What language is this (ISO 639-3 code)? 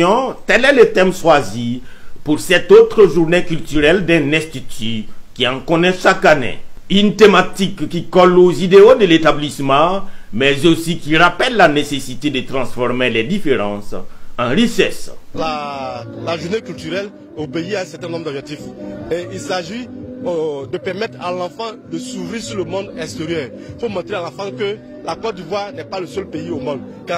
fra